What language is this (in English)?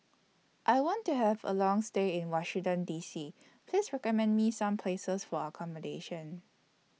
English